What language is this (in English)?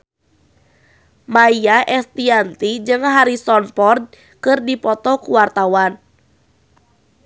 Sundanese